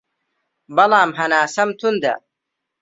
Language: Central Kurdish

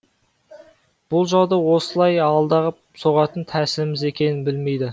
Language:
Kazakh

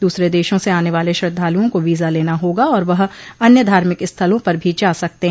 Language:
Hindi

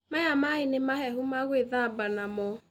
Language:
Kikuyu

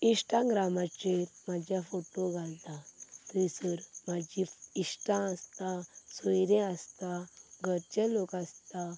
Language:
Konkani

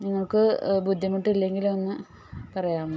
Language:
Malayalam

